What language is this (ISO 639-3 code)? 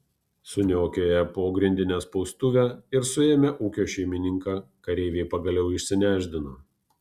lit